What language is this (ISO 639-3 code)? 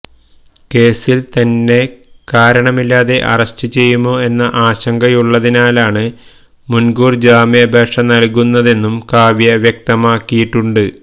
mal